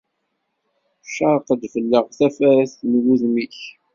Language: Kabyle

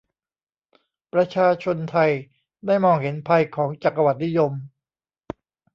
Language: Thai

